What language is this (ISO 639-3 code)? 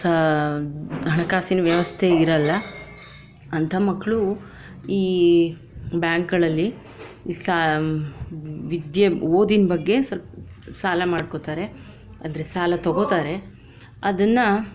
kan